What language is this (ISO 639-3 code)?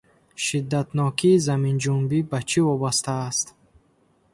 tgk